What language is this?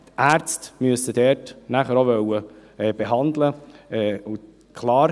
Swiss German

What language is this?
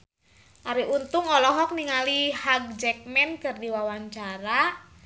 Sundanese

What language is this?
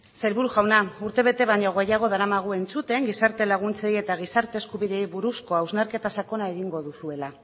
Basque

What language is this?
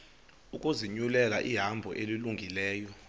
Xhosa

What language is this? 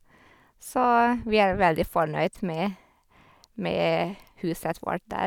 Norwegian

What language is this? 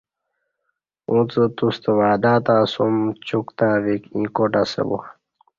Kati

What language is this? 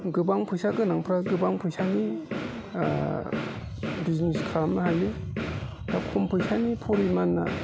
Bodo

